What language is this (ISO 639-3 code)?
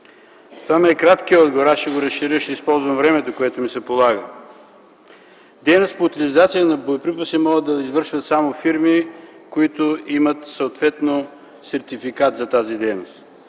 bul